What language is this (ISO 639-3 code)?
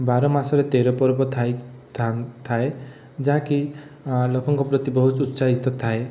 ori